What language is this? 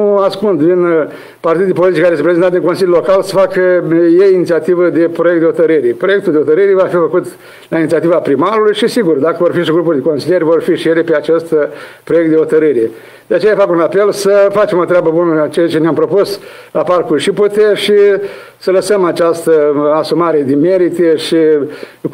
Romanian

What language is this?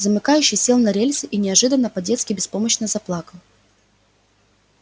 Russian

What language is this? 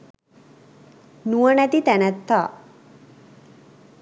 Sinhala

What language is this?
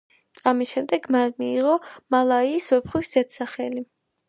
Georgian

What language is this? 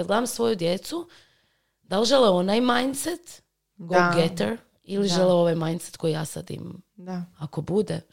Croatian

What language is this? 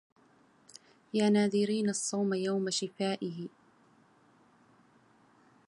Arabic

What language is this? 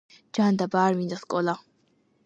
Georgian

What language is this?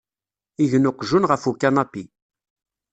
Kabyle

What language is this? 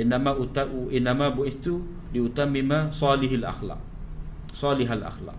Malay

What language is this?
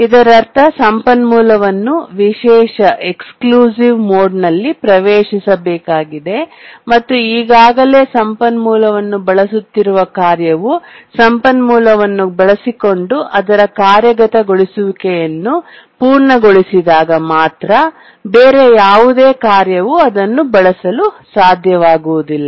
Kannada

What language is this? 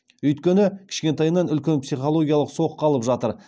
Kazakh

